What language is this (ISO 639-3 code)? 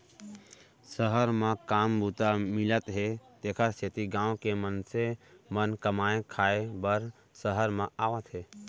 hne